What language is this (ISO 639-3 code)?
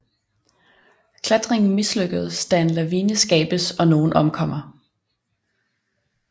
dan